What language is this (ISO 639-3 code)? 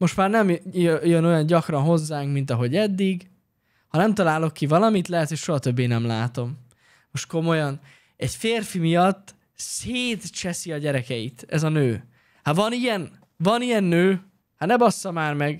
hun